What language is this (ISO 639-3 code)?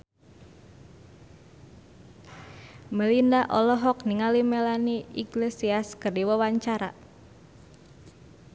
sun